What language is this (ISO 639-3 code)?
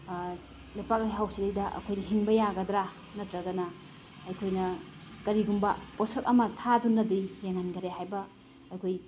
mni